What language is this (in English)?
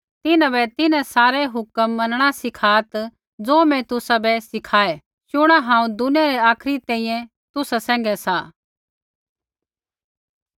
Kullu Pahari